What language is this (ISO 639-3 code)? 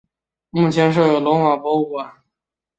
zho